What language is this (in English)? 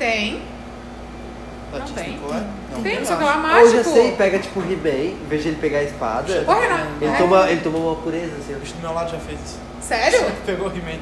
Portuguese